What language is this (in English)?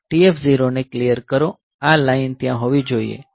Gujarati